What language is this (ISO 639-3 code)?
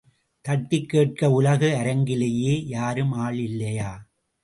tam